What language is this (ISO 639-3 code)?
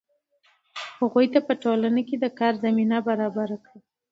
pus